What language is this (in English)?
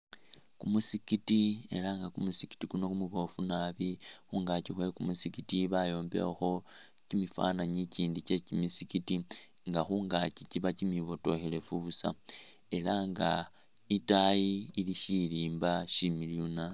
Masaaba